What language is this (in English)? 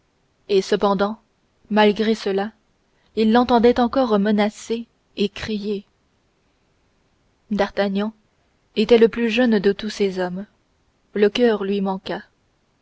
French